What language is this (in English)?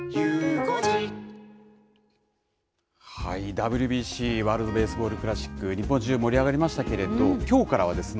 Japanese